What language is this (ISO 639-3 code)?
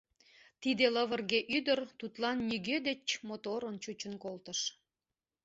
chm